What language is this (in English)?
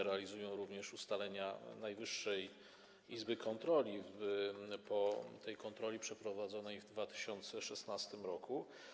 Polish